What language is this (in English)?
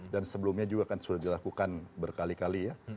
Indonesian